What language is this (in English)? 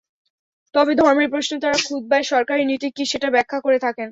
Bangla